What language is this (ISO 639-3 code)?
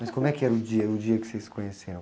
por